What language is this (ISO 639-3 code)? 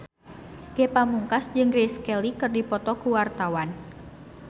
sun